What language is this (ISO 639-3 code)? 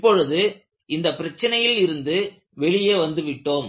tam